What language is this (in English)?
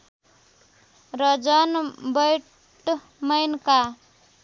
Nepali